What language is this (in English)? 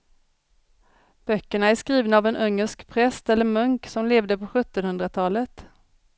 Swedish